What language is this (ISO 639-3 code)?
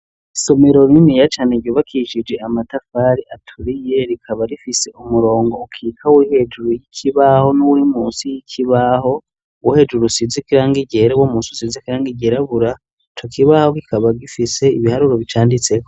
run